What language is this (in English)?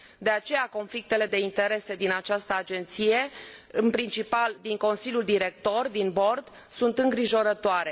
Romanian